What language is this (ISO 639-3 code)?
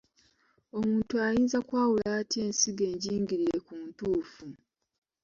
lug